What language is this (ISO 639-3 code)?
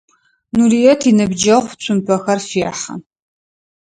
ady